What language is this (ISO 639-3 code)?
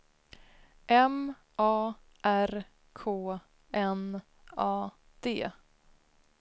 swe